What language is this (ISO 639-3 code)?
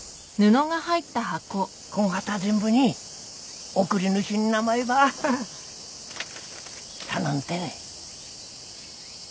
jpn